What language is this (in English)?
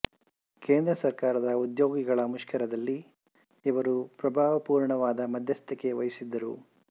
Kannada